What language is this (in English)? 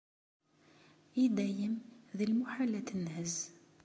Kabyle